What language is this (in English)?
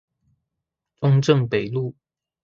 Chinese